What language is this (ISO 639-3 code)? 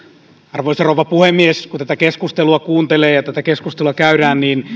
fin